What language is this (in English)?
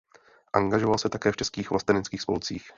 Czech